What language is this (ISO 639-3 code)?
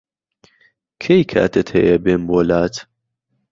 ckb